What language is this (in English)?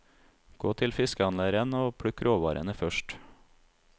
Norwegian